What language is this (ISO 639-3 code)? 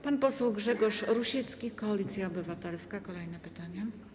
pol